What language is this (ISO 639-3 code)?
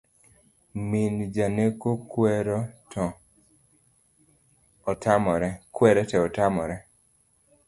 luo